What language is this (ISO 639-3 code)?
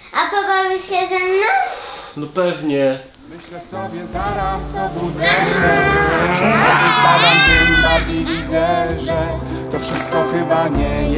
pol